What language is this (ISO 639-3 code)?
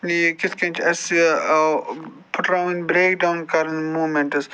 kas